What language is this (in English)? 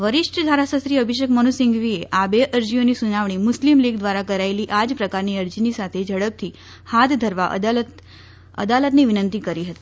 Gujarati